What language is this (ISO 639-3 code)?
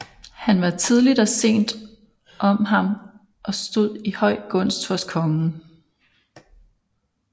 dan